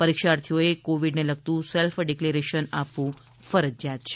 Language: Gujarati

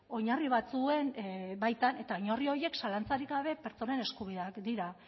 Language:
Basque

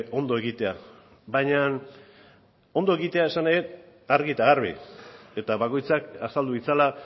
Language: Basque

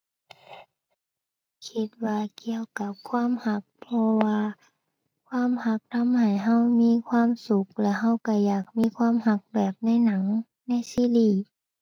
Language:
Thai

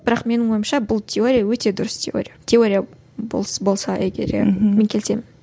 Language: Kazakh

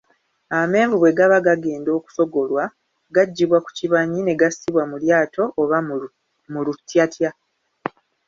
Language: Ganda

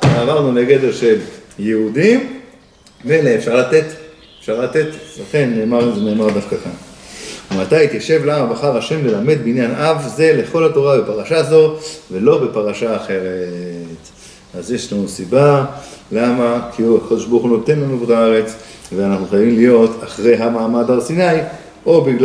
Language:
Hebrew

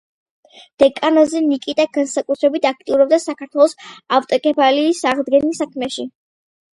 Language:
Georgian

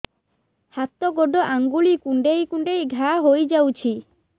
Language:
Odia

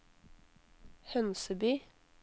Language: Norwegian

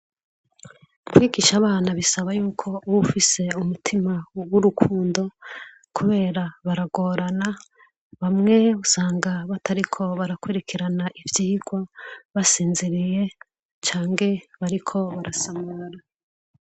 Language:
Rundi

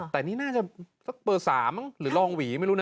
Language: Thai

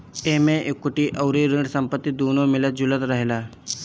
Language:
Bhojpuri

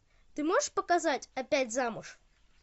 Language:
Russian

